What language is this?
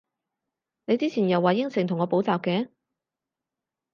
Cantonese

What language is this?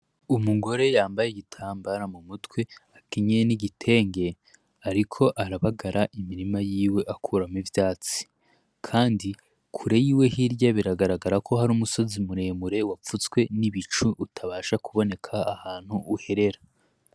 Rundi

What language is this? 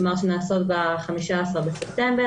Hebrew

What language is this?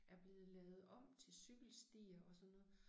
Danish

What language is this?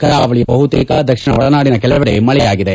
Kannada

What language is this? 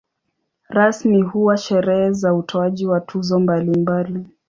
Swahili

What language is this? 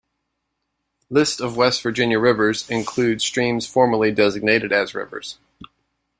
English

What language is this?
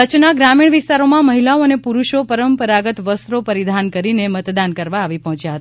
Gujarati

